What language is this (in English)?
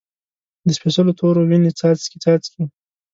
Pashto